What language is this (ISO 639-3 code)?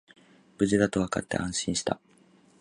jpn